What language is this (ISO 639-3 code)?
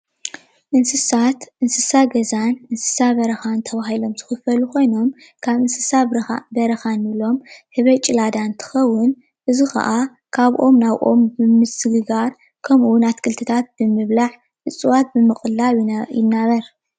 tir